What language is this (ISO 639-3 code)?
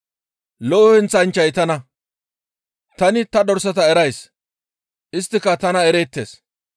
gmv